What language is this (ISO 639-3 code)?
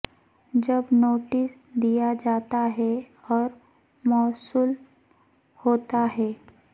urd